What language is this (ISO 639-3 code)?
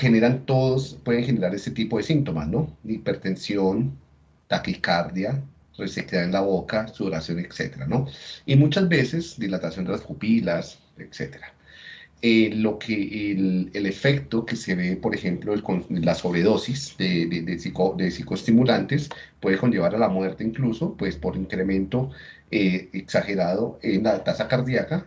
spa